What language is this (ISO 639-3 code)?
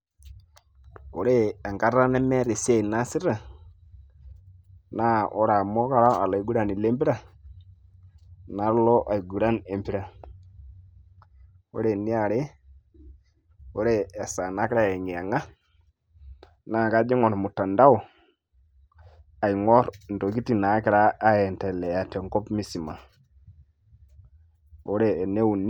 mas